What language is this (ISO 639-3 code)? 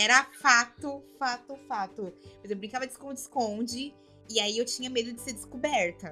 por